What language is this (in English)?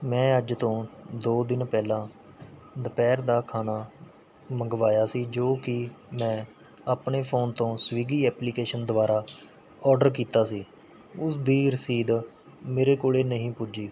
Punjabi